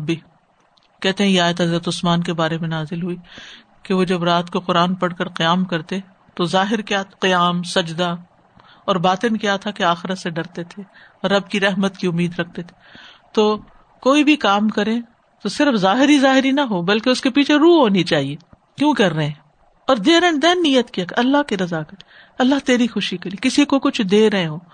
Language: Urdu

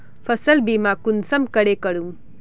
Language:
Magahi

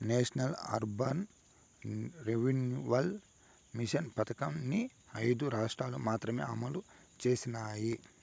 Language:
Telugu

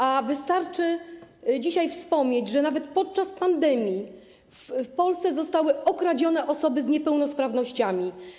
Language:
Polish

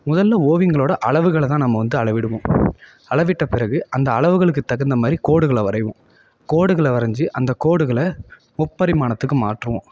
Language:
Tamil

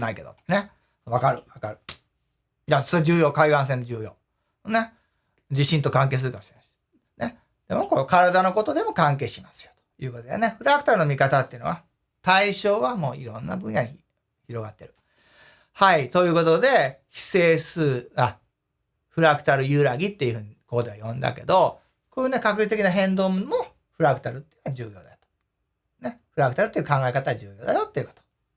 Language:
Japanese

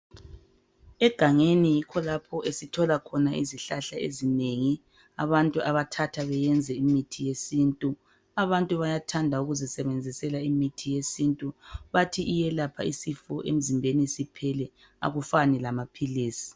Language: North Ndebele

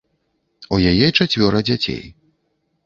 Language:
Belarusian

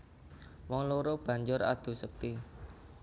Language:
Javanese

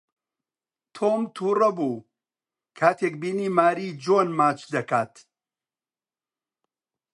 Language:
Central Kurdish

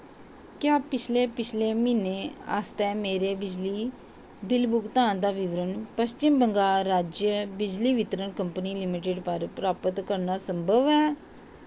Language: Dogri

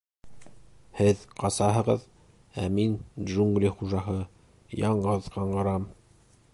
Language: Bashkir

